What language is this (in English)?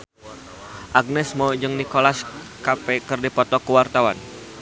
Sundanese